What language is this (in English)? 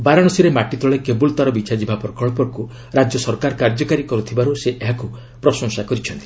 Odia